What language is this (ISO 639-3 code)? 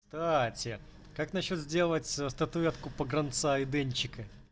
rus